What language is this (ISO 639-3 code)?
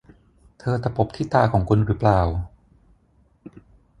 tha